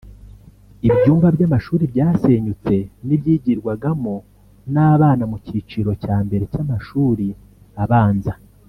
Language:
Kinyarwanda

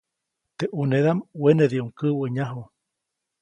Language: Copainalá Zoque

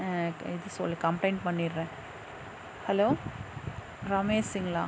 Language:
Tamil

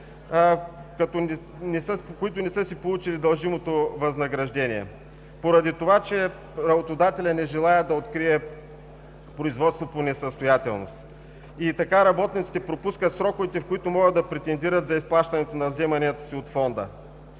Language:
Bulgarian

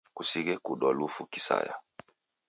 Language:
Taita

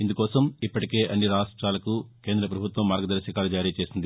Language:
Telugu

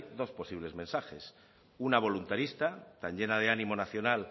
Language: Spanish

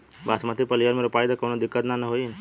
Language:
Bhojpuri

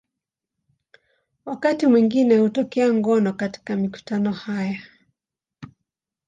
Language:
Swahili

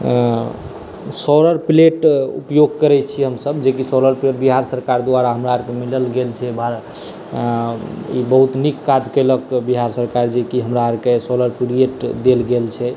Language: Maithili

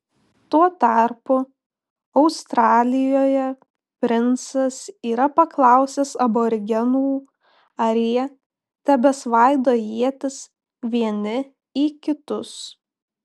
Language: Lithuanian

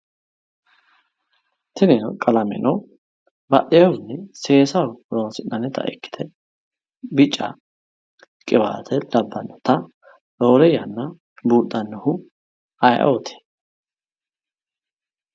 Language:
Sidamo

